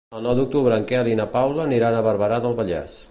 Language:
Catalan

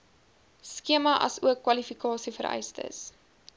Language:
Afrikaans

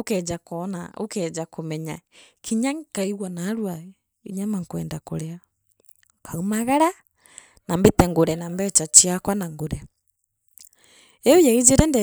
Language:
Meru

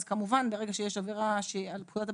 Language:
Hebrew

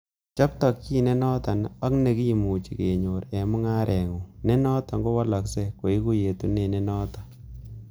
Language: Kalenjin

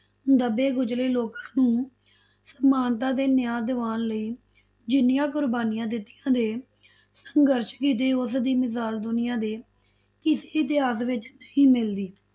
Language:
Punjabi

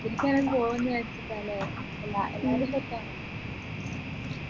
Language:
Malayalam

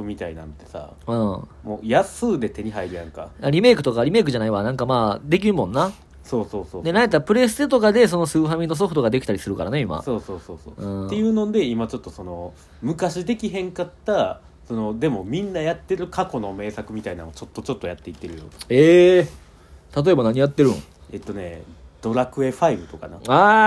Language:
Japanese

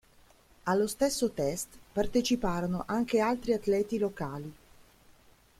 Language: Italian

